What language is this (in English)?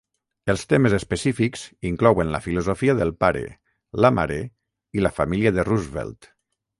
Catalan